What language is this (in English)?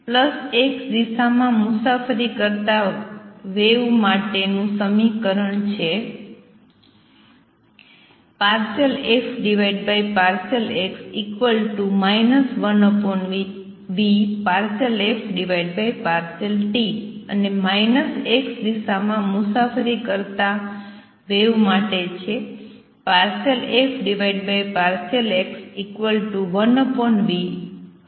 Gujarati